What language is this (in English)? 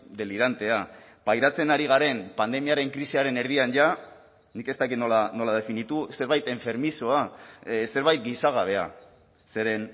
Basque